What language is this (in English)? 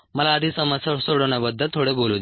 Marathi